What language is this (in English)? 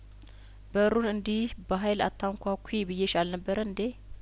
Amharic